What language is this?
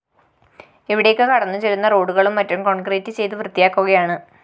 Malayalam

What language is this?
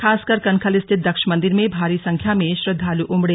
Hindi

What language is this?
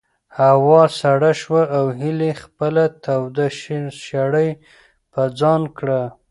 Pashto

